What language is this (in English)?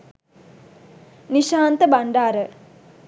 Sinhala